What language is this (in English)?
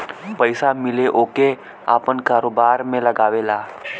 Bhojpuri